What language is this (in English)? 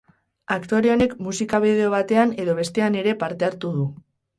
Basque